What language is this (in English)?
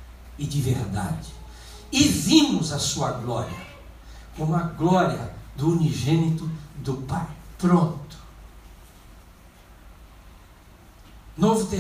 Portuguese